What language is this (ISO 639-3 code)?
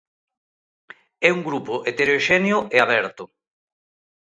glg